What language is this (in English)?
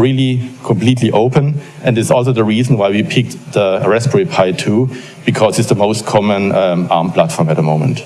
English